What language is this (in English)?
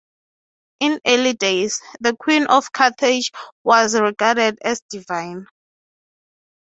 English